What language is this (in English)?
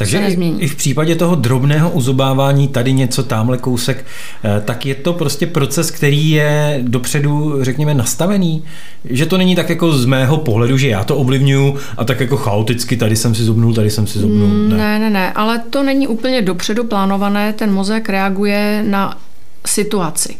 Czech